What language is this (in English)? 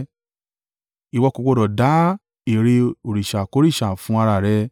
Yoruba